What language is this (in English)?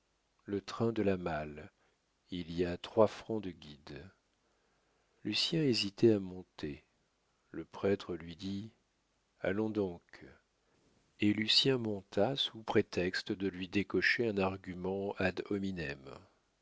French